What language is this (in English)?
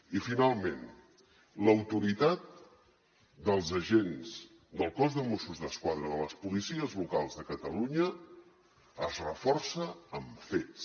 Catalan